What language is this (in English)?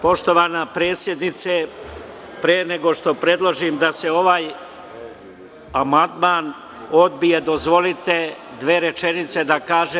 Serbian